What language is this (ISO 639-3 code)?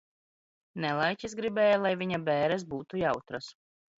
lav